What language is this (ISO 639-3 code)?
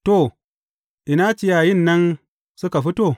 hau